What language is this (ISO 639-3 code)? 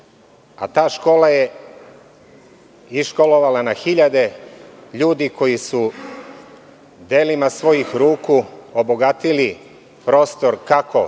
srp